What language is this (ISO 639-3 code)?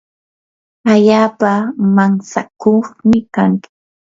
qur